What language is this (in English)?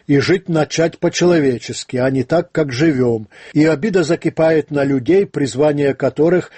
Russian